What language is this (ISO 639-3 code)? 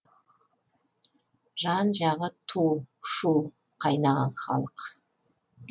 kaz